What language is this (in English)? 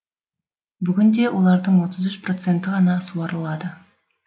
Kazakh